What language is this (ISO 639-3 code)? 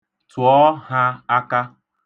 ibo